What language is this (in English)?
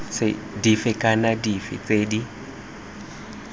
Tswana